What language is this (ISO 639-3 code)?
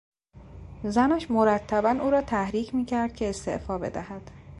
fas